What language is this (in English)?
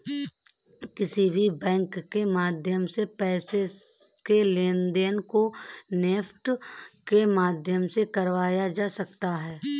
Hindi